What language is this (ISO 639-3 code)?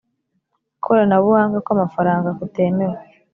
kin